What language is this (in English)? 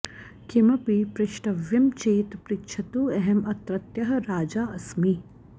Sanskrit